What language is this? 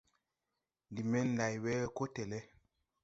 Tupuri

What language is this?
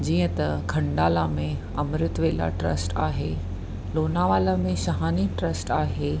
Sindhi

